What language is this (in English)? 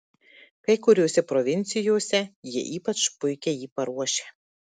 Lithuanian